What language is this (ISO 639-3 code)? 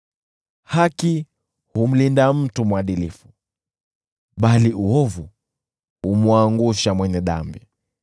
swa